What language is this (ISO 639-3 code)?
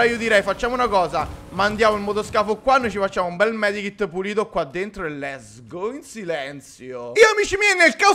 ita